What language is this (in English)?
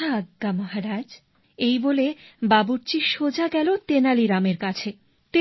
Bangla